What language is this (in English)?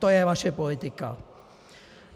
Czech